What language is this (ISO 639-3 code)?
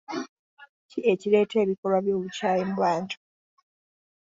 lug